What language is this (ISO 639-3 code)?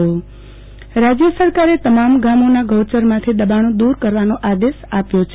guj